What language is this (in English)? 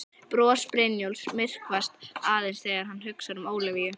Icelandic